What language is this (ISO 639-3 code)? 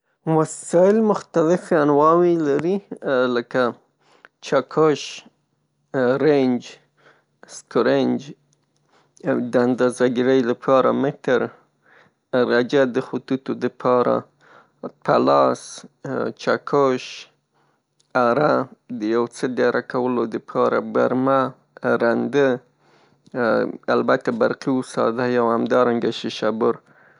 pus